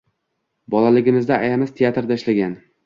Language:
Uzbek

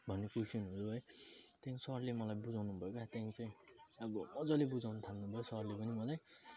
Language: Nepali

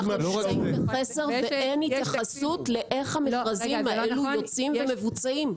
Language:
Hebrew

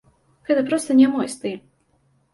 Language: Belarusian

